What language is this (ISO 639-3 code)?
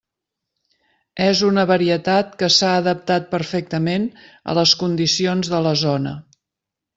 cat